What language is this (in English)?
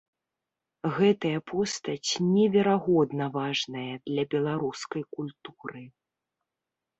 Belarusian